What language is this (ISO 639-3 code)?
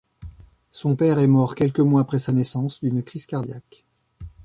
fra